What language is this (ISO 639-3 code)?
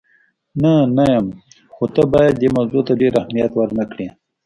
pus